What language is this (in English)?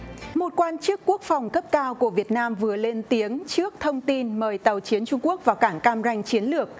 Vietnamese